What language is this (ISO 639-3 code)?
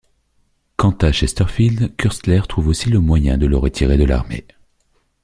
fra